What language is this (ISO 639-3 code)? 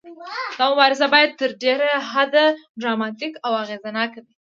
pus